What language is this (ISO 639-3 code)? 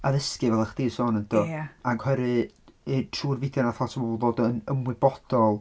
cym